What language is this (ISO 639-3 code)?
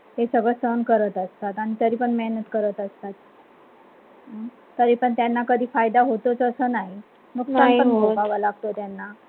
mar